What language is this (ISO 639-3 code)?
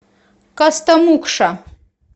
rus